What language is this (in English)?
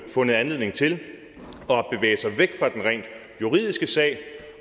Danish